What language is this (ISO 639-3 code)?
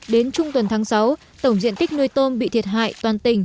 vie